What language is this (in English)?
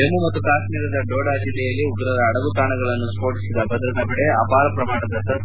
Kannada